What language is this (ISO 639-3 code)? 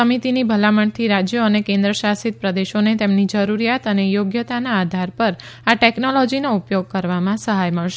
guj